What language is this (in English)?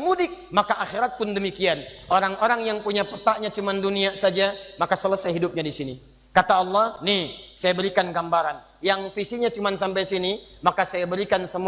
Indonesian